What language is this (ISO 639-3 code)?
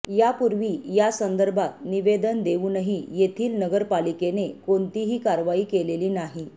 mar